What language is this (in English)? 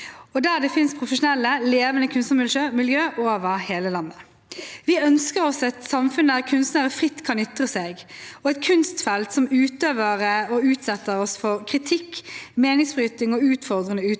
Norwegian